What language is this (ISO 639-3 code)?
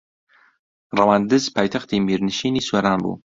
ckb